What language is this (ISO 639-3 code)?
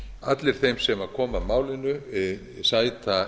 isl